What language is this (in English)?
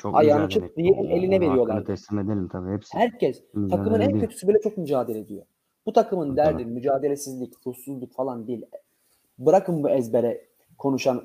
Turkish